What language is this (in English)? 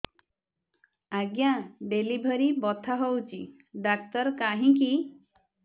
Odia